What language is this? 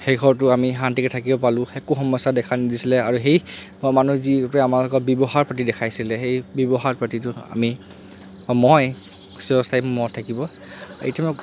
Assamese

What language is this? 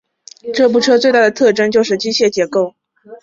Chinese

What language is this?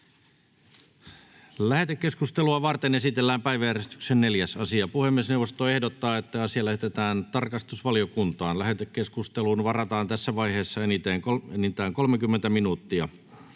Finnish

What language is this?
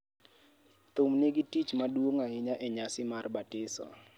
Luo (Kenya and Tanzania)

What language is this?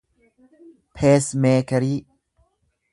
Oromo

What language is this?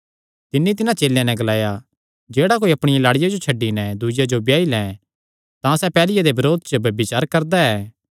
Kangri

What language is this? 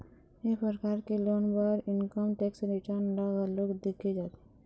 Chhattisgarhi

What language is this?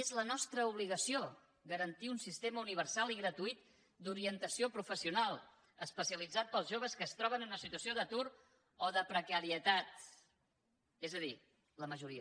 Catalan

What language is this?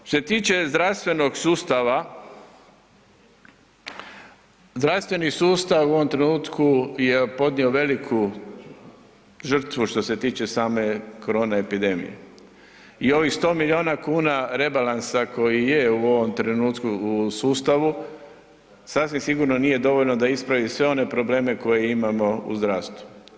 Croatian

